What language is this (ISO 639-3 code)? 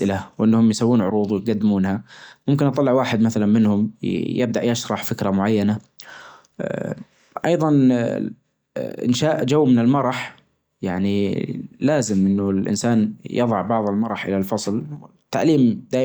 ars